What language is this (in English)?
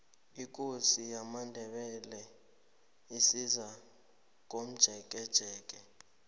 South Ndebele